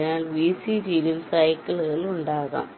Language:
Malayalam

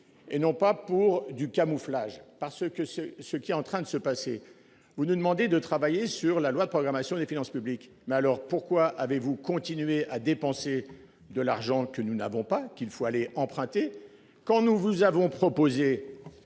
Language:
French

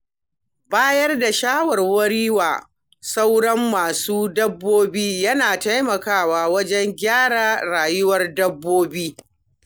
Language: Hausa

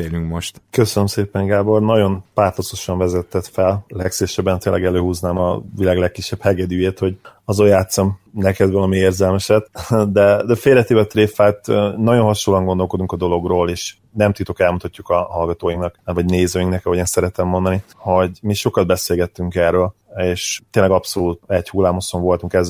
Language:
Hungarian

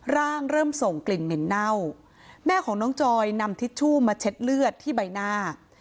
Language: Thai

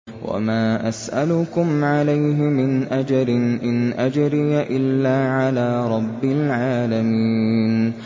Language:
Arabic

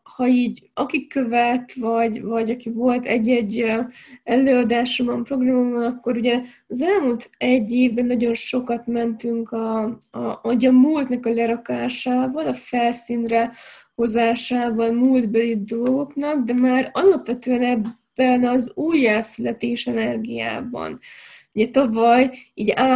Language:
Hungarian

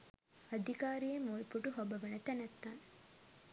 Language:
Sinhala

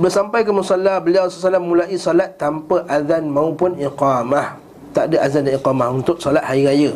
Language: Malay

